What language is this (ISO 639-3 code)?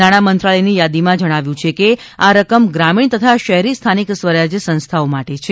guj